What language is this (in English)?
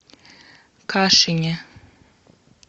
Russian